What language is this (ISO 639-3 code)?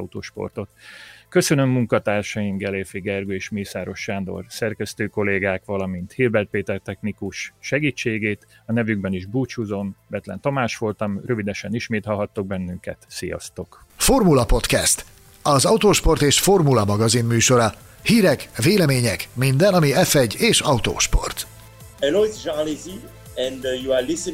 hun